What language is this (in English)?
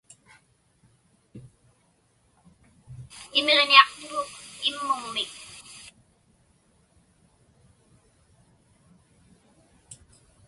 Inupiaq